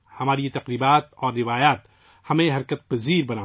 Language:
Urdu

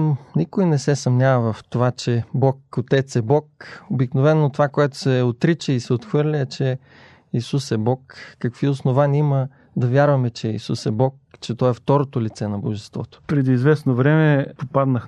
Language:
Bulgarian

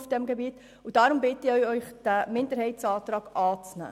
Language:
Swiss German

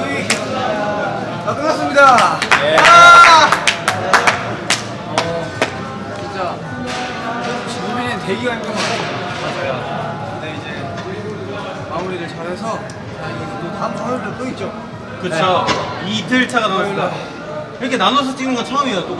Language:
Korean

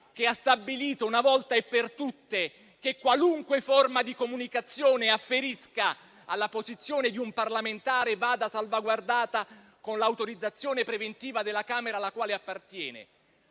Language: Italian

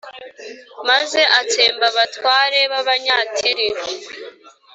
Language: Kinyarwanda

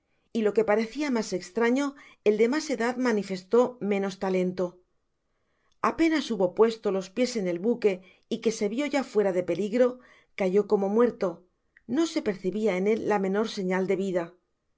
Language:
Spanish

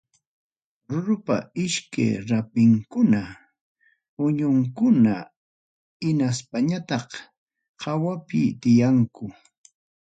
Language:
Ayacucho Quechua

